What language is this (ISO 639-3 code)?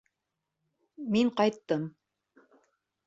bak